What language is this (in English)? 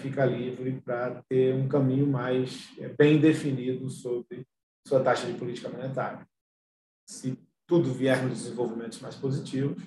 Portuguese